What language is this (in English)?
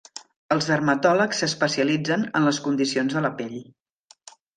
Catalan